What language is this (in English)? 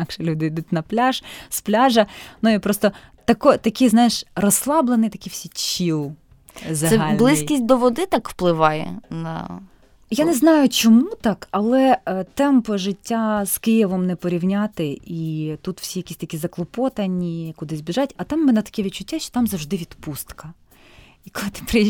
Ukrainian